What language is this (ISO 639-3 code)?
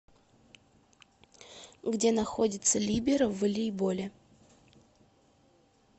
rus